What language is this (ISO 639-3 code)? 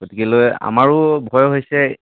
asm